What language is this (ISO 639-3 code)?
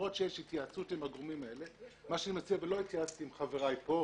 heb